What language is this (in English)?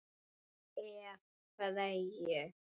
Icelandic